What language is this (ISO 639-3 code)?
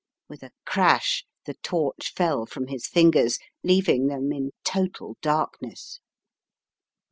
eng